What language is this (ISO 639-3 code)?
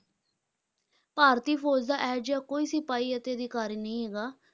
pan